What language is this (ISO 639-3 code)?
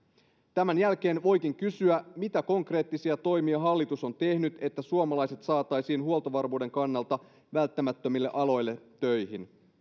fin